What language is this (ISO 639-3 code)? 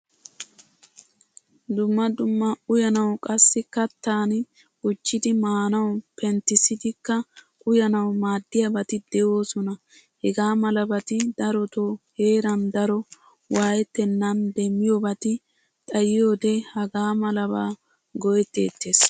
wal